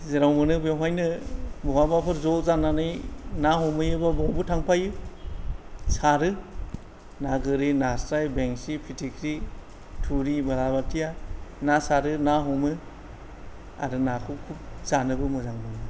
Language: Bodo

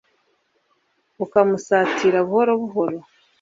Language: Kinyarwanda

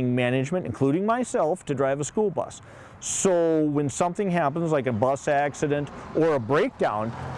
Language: English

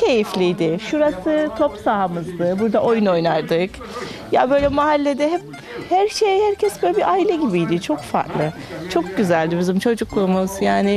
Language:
Turkish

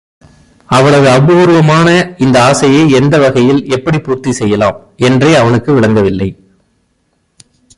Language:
Tamil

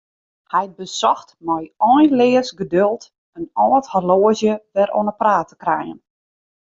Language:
Western Frisian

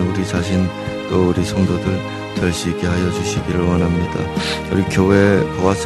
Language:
Korean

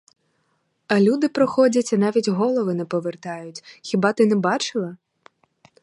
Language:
Ukrainian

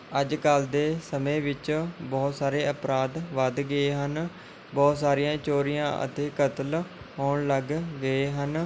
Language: Punjabi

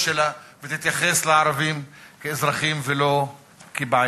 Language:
Hebrew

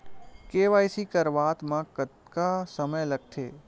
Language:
Chhattisgarhi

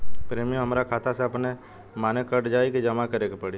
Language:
Bhojpuri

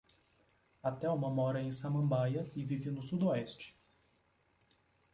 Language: Portuguese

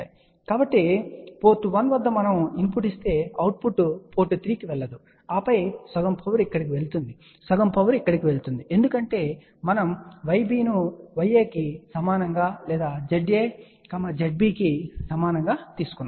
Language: Telugu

